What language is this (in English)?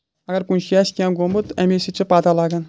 Kashmiri